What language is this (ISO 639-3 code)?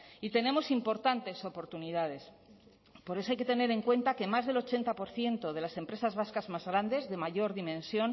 spa